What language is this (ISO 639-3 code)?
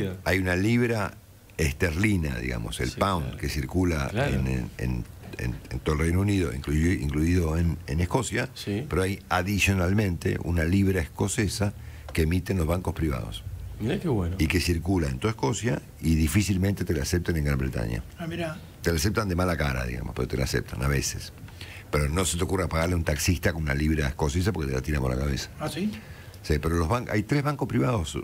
spa